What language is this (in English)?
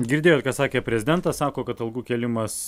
Lithuanian